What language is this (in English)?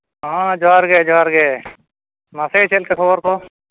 Santali